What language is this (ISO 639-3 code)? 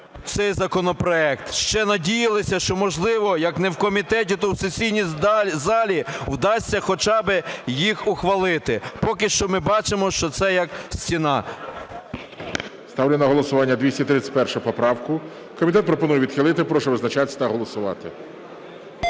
ukr